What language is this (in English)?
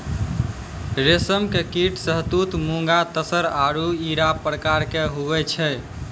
Maithili